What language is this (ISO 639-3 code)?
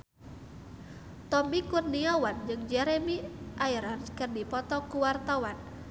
sun